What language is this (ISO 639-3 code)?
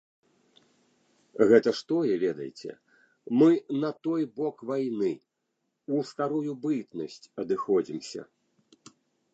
bel